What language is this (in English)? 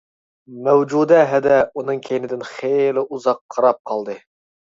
Uyghur